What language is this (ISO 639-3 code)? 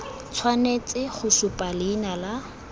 tsn